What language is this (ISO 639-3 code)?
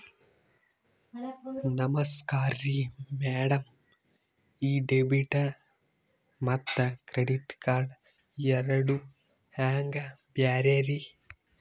kan